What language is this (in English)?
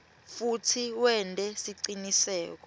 Swati